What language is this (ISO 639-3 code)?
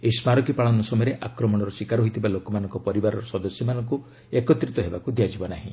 ori